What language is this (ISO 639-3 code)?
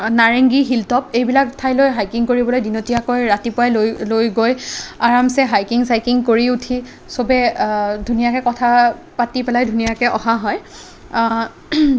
asm